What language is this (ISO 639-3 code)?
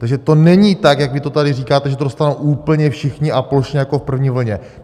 ces